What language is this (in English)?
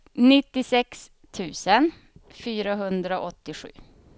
Swedish